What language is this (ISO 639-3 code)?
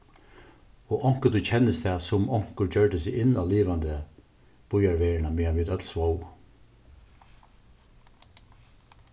fao